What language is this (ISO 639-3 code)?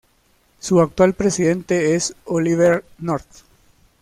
spa